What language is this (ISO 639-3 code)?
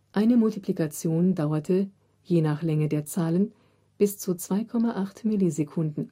deu